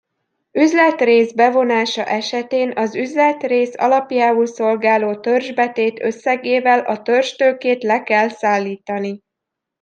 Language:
Hungarian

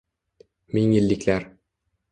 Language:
Uzbek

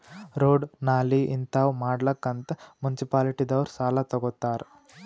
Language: Kannada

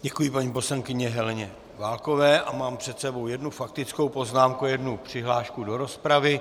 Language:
Czech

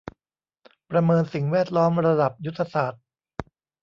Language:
Thai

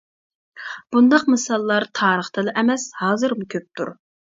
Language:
Uyghur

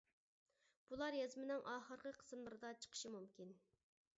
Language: Uyghur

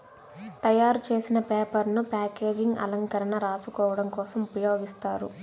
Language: Telugu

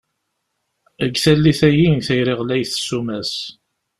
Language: Kabyle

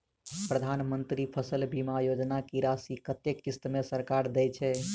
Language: Maithili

